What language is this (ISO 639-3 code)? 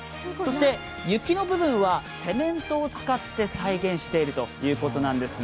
jpn